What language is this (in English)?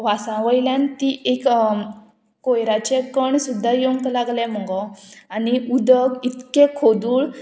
Konkani